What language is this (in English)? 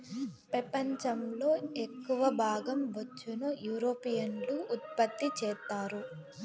Telugu